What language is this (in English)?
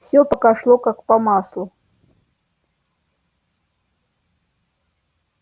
Russian